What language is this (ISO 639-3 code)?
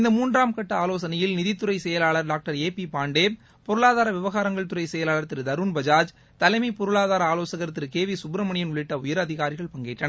tam